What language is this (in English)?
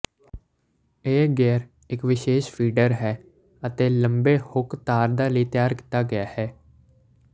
Punjabi